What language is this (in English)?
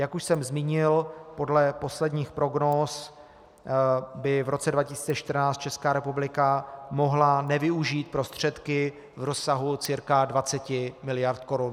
Czech